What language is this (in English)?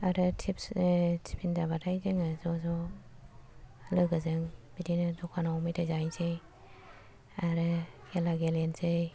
Bodo